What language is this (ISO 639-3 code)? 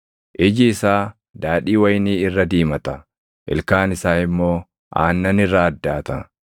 orm